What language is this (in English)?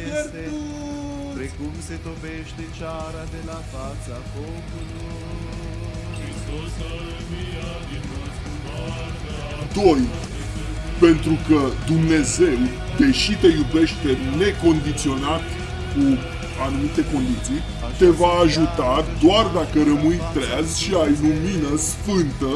Romanian